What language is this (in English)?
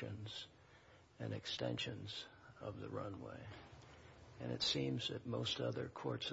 English